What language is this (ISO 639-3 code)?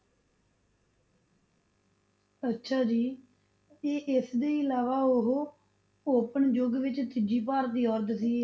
pan